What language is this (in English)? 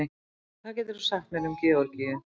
Icelandic